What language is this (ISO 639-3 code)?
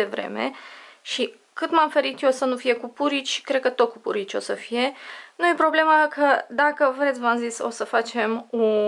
ron